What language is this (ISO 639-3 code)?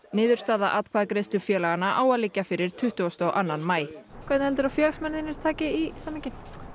isl